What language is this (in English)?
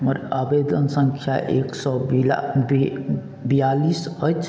Maithili